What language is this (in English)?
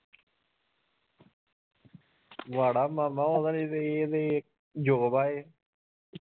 Punjabi